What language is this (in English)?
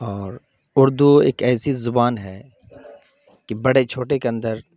Urdu